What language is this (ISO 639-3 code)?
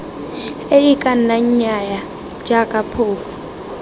tsn